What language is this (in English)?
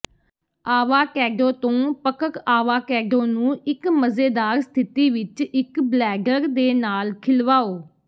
Punjabi